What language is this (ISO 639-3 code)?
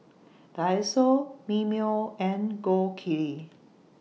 eng